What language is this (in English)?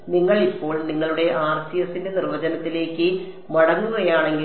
Malayalam